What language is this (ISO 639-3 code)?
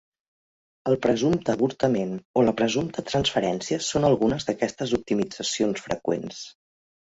cat